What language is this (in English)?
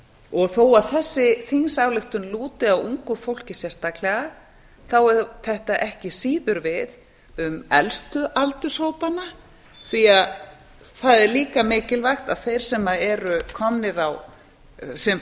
Icelandic